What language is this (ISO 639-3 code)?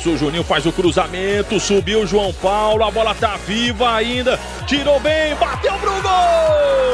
por